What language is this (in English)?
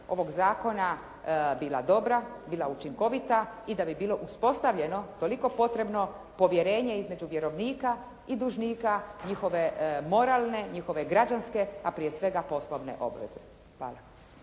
Croatian